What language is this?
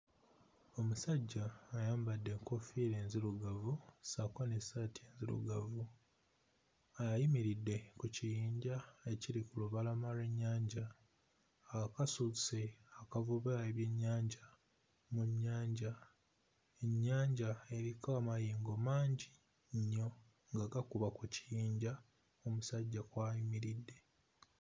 Ganda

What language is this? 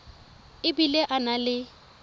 Tswana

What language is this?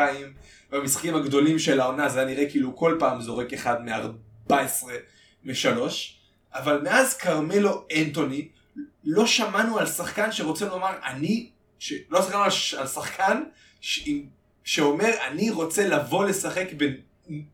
Hebrew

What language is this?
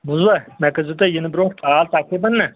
Kashmiri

